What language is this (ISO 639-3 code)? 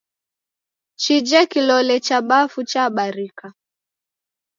dav